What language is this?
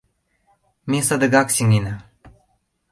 Mari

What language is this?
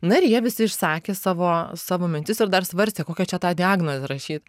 Lithuanian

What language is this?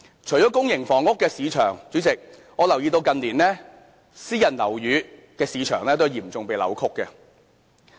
Cantonese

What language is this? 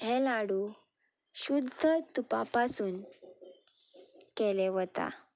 Konkani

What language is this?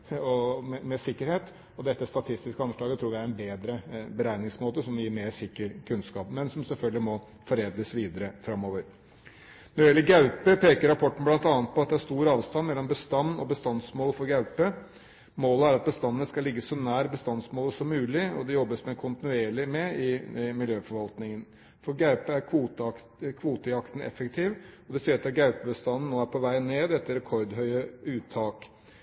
Norwegian Bokmål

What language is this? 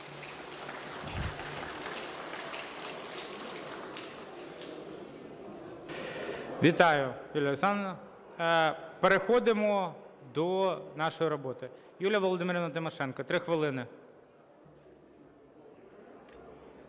Ukrainian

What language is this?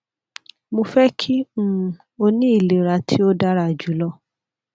Yoruba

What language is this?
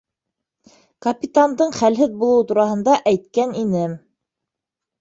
Bashkir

